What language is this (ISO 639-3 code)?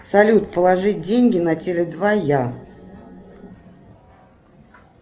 rus